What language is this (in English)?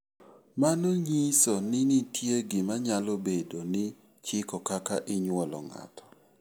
Luo (Kenya and Tanzania)